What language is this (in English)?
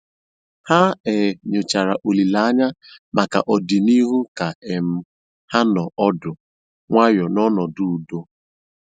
Igbo